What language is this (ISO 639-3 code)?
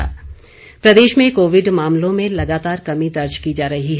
hin